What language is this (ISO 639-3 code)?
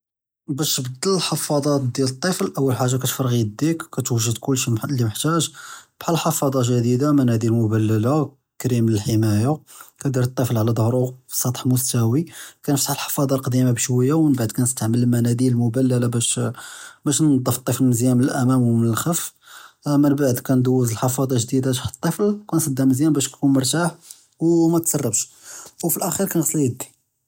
jrb